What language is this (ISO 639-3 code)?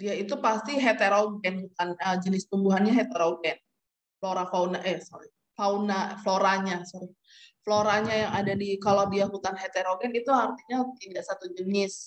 ind